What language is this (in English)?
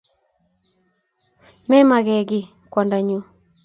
Kalenjin